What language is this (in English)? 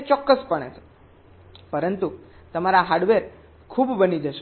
Gujarati